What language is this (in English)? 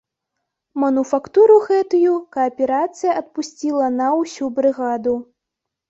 Belarusian